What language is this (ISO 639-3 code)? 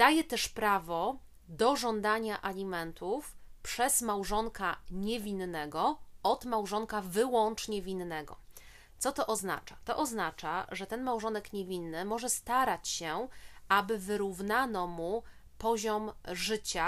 pol